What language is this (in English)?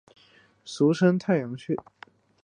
Chinese